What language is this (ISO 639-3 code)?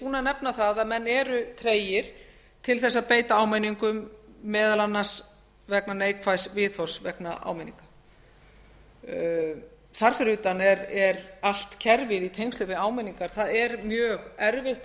isl